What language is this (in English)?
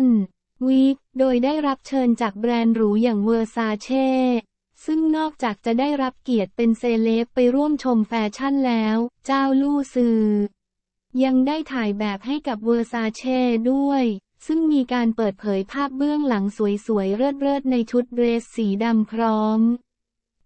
Thai